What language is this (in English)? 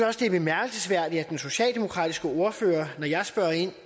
Danish